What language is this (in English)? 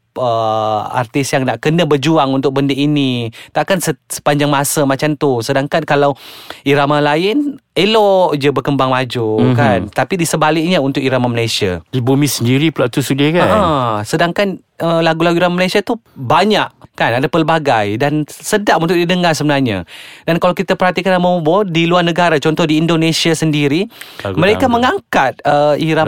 Malay